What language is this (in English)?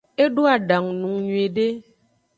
Aja (Benin)